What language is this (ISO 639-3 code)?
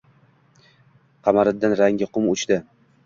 uzb